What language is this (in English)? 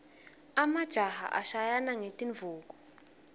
Swati